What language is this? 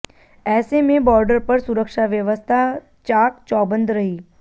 Hindi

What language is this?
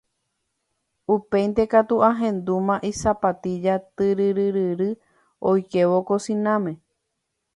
Guarani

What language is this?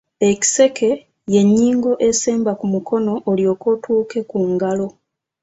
Ganda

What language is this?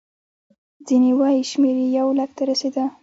Pashto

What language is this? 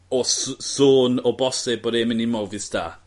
Welsh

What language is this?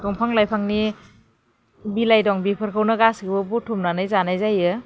Bodo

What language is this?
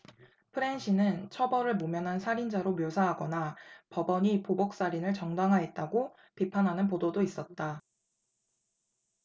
Korean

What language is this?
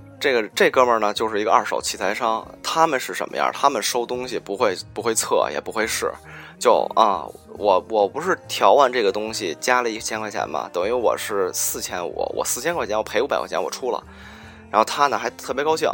Chinese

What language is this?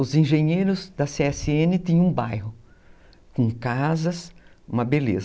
Portuguese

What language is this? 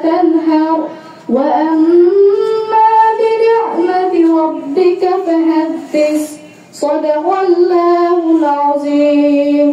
Arabic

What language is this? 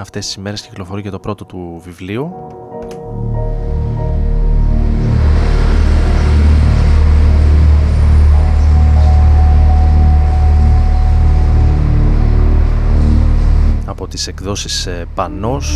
Greek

